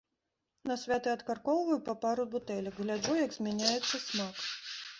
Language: Belarusian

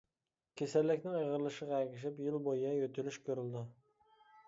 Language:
Uyghur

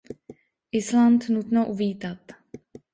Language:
Czech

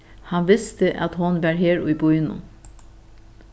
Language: Faroese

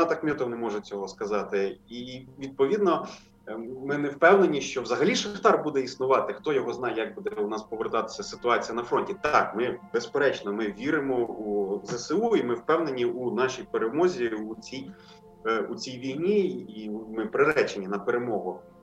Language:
Ukrainian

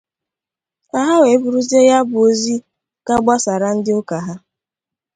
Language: Igbo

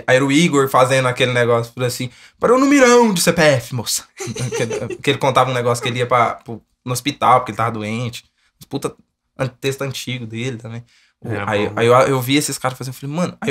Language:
Portuguese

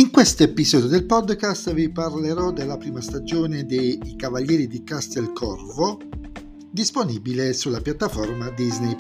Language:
Italian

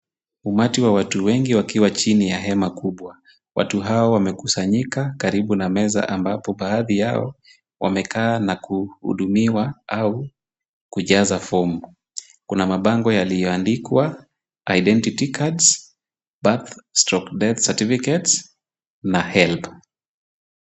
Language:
Swahili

